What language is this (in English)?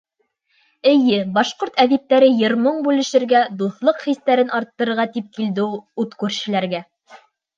Bashkir